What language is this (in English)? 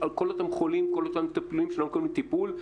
Hebrew